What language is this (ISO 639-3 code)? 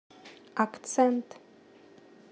rus